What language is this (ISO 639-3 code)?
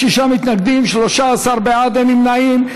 heb